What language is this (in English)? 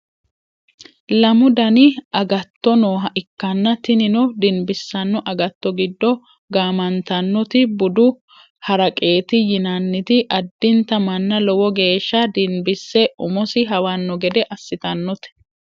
Sidamo